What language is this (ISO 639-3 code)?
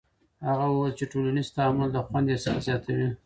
pus